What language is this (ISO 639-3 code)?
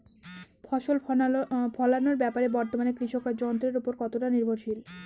ben